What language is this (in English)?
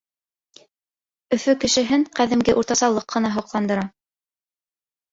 Bashkir